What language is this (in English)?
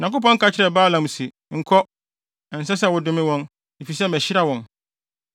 Akan